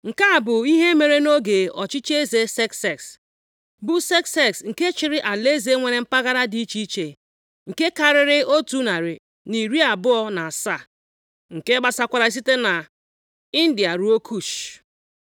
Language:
Igbo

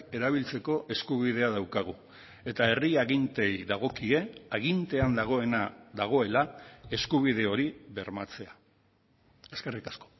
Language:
Basque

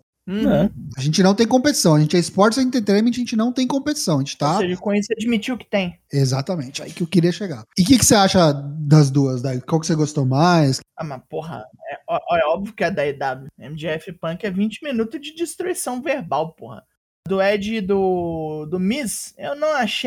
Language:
Portuguese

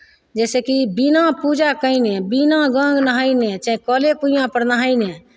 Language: Maithili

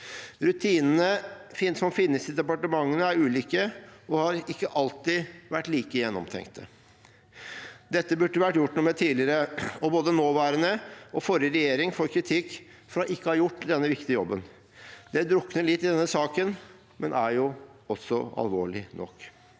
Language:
Norwegian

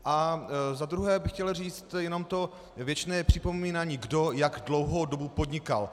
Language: Czech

